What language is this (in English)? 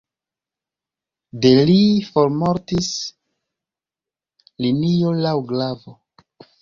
Esperanto